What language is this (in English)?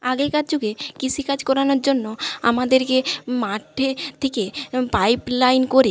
Bangla